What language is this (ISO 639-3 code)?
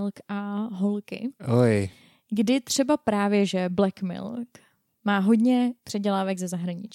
ces